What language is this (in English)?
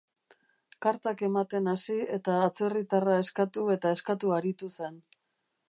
Basque